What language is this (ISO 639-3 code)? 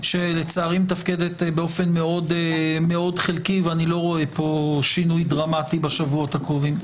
heb